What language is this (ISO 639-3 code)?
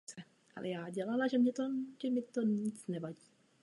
ces